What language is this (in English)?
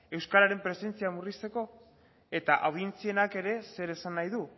Basque